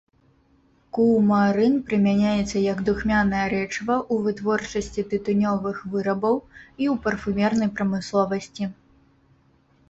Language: Belarusian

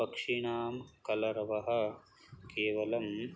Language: Sanskrit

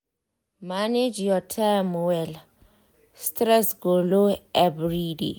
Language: Nigerian Pidgin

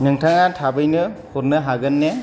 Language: Bodo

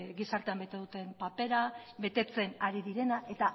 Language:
Basque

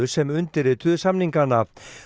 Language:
Icelandic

